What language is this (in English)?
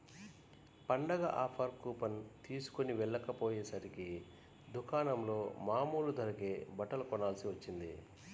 Telugu